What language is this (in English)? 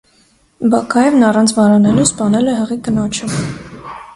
Armenian